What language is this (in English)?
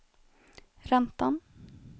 Swedish